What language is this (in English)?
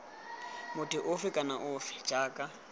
Tswana